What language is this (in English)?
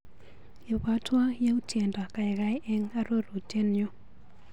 Kalenjin